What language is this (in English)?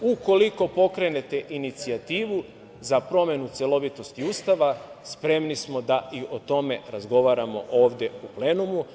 Serbian